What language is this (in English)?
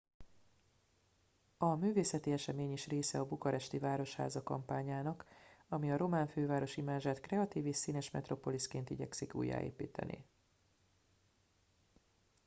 Hungarian